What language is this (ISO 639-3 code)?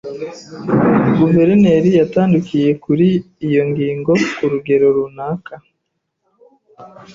kin